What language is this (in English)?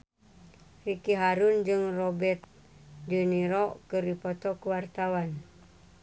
Sundanese